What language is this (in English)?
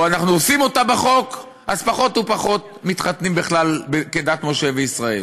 Hebrew